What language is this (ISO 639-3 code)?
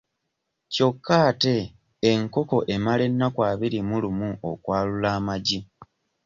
lug